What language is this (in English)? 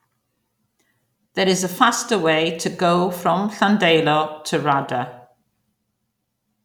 English